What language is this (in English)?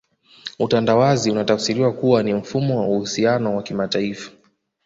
Swahili